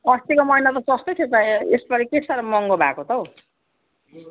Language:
Nepali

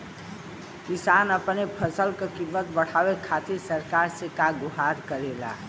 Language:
Bhojpuri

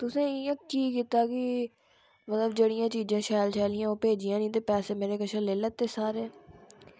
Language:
Dogri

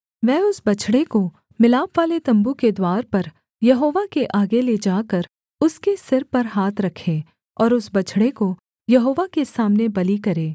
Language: Hindi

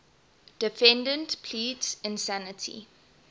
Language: English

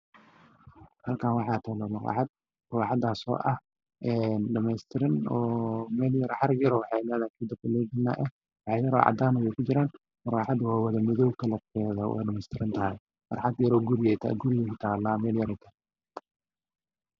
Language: Somali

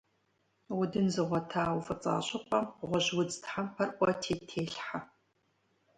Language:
Kabardian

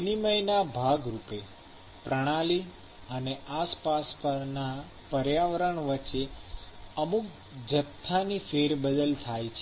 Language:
Gujarati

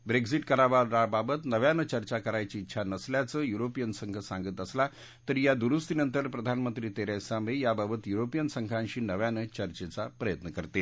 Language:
Marathi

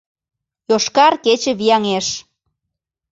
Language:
Mari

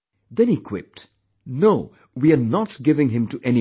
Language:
English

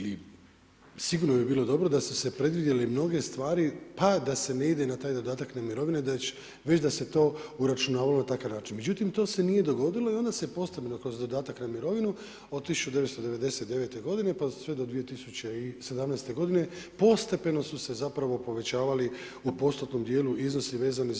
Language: Croatian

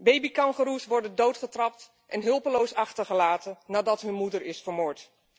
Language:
Dutch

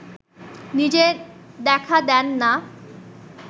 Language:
Bangla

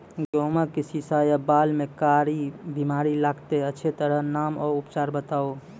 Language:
Maithili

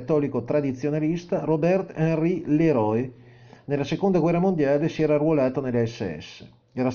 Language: Italian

